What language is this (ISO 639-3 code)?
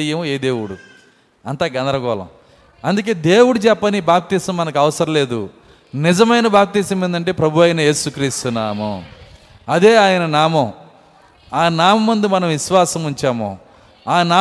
tel